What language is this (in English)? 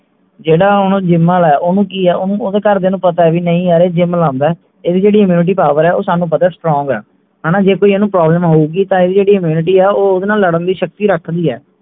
Punjabi